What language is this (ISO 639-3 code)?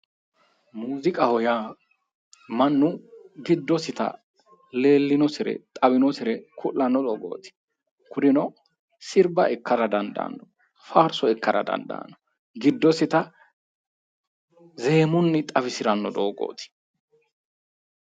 sid